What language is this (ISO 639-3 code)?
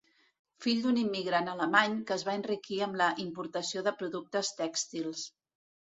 cat